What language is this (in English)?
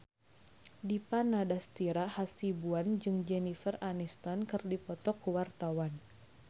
Sundanese